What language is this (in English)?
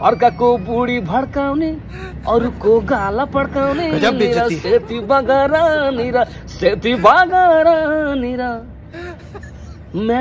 Indonesian